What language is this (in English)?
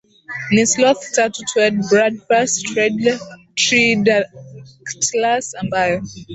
Swahili